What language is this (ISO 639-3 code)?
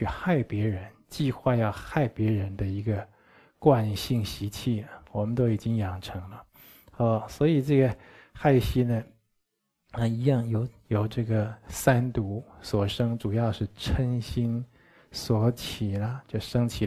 zho